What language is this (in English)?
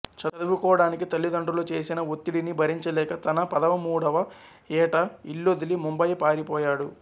Telugu